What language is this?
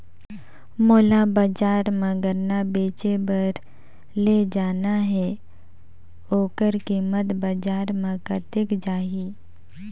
Chhattisgarhi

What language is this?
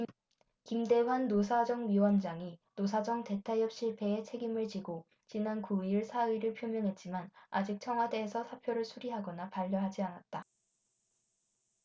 Korean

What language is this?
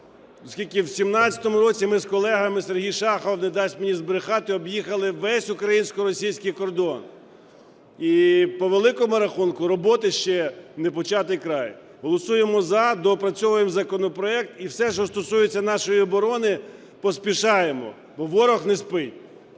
Ukrainian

